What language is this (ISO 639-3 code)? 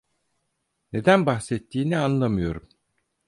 tur